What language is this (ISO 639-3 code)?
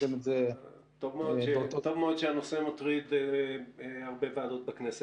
heb